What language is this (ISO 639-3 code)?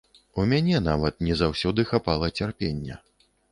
bel